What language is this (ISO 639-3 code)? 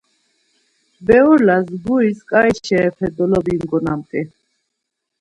lzz